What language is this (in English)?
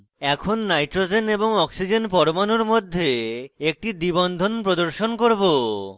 Bangla